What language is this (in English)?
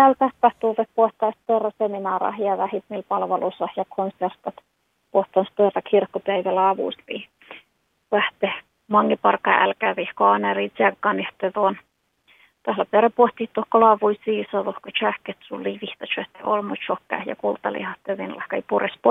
Finnish